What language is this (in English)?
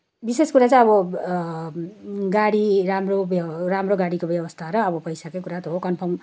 Nepali